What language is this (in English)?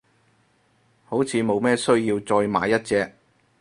Cantonese